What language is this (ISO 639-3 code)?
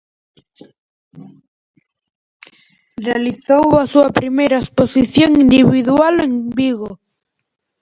glg